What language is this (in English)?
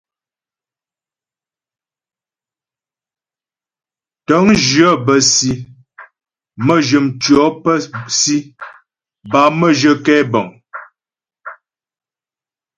Ghomala